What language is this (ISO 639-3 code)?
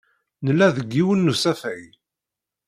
kab